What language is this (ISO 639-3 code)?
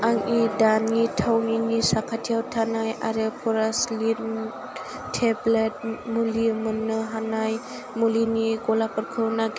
brx